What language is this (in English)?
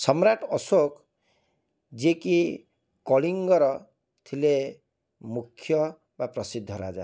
Odia